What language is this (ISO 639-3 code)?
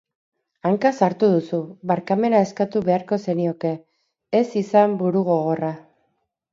eus